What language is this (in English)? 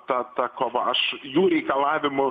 Lithuanian